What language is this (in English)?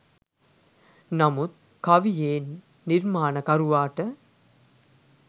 Sinhala